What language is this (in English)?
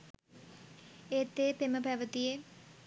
Sinhala